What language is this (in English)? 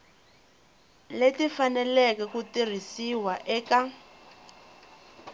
Tsonga